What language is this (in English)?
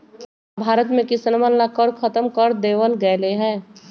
Magahi